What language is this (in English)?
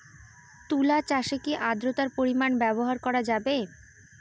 Bangla